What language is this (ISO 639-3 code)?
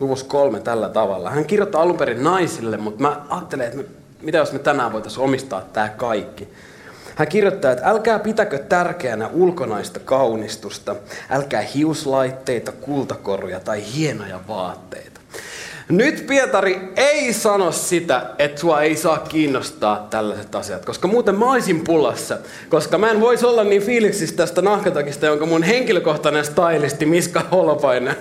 fin